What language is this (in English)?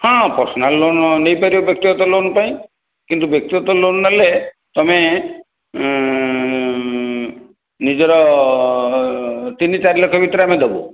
Odia